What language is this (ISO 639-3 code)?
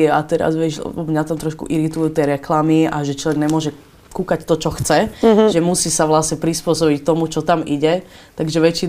slk